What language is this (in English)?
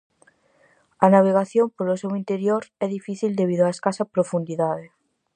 Galician